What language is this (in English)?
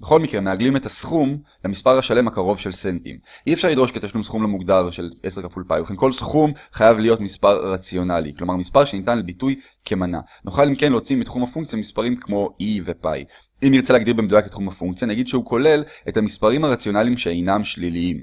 Hebrew